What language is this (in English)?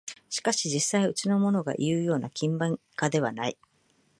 Japanese